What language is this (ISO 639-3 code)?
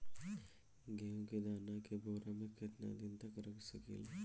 bho